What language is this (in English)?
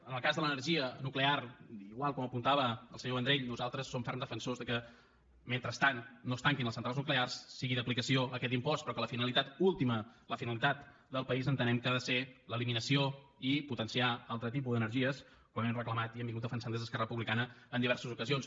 Catalan